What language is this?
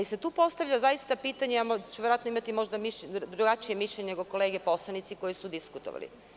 Serbian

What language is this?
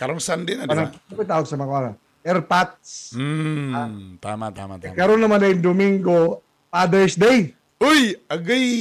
Filipino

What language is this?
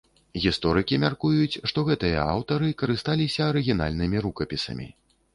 Belarusian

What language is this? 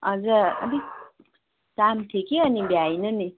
Nepali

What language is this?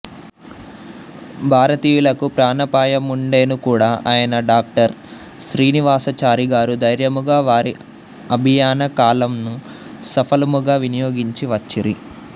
Telugu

